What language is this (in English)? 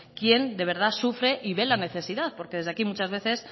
Spanish